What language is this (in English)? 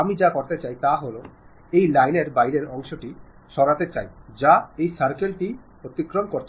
Bangla